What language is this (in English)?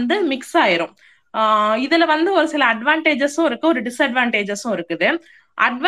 Tamil